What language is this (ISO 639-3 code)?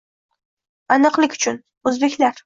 uzb